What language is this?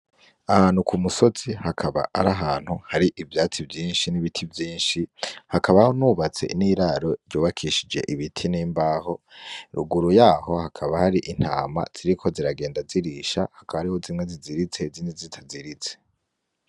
Rundi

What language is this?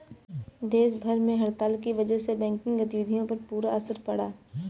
Hindi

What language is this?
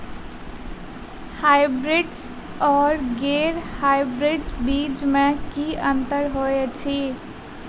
Maithili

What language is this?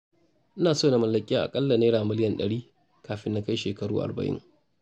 Hausa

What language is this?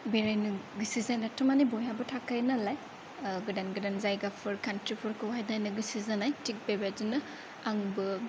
Bodo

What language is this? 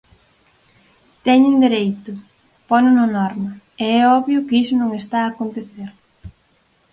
Galician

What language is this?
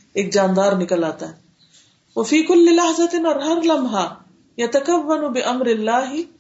Urdu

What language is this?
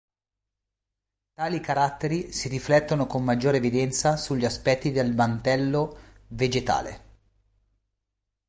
Italian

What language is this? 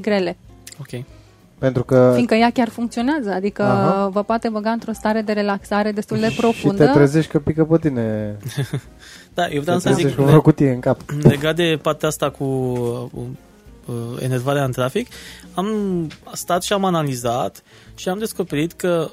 Romanian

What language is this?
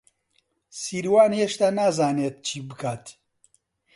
Central Kurdish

